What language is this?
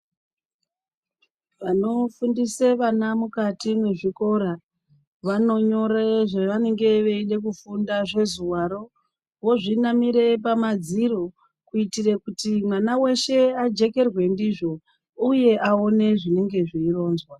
Ndau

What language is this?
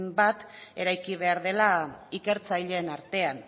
Basque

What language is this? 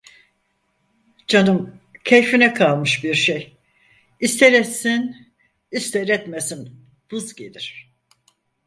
Turkish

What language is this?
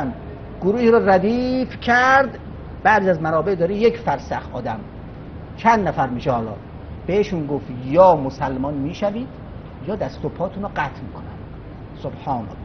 Persian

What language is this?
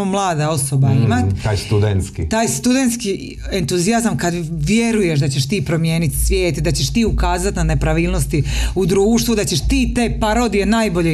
Croatian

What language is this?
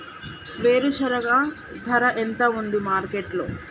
Telugu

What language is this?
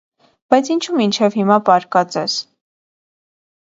Armenian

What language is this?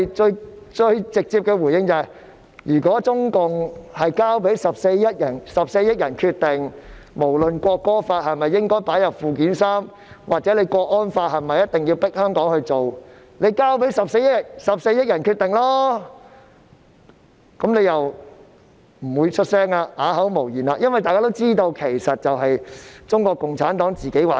Cantonese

